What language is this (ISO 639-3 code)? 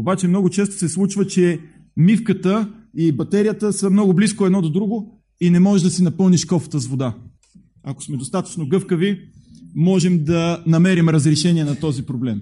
bul